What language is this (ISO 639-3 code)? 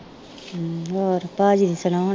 pan